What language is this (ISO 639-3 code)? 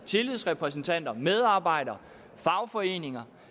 dan